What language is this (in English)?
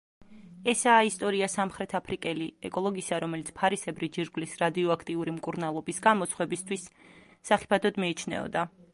Georgian